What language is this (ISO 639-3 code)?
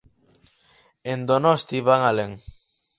glg